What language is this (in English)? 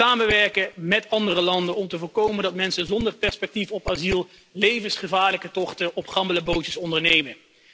Dutch